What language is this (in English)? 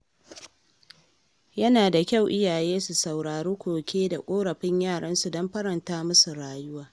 Hausa